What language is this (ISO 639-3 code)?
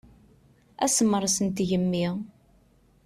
kab